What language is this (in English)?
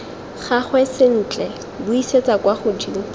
Tswana